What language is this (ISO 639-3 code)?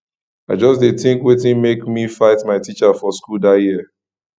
pcm